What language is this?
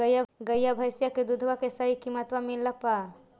Magahi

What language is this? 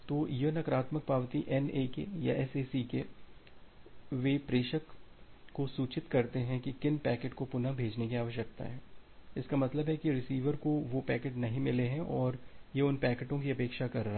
Hindi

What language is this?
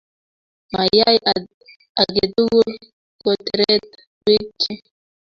Kalenjin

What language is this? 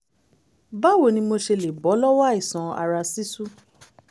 Yoruba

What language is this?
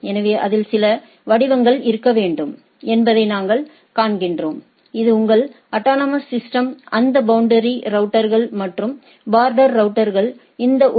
Tamil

